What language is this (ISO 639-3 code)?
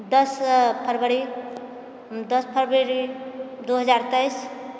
mai